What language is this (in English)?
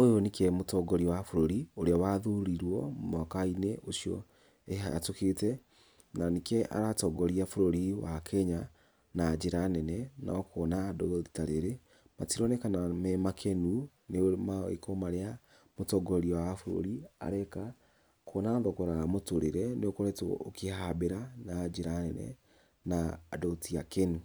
Kikuyu